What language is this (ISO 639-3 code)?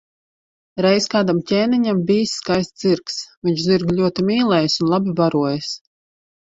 lav